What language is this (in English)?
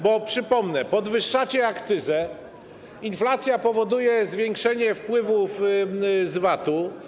Polish